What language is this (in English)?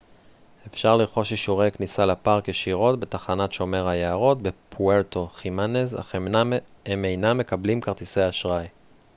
Hebrew